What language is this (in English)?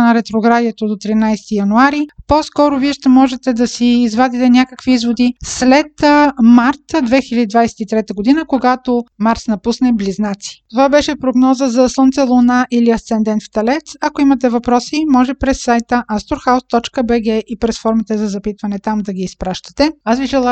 Bulgarian